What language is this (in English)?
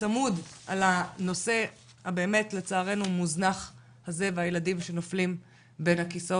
Hebrew